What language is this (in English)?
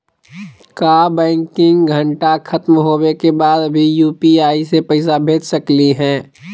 Magahi